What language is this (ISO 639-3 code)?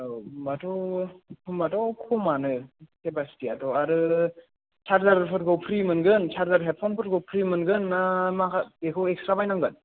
brx